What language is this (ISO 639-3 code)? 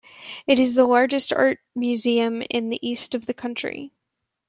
eng